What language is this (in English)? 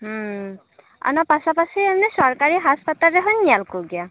Santali